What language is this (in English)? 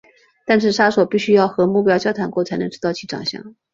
Chinese